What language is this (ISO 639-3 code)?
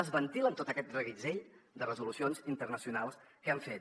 cat